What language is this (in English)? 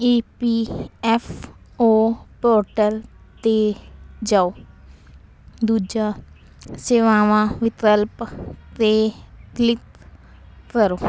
Punjabi